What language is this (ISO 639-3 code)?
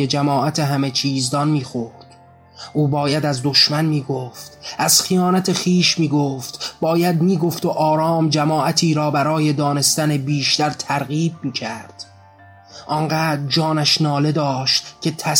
fas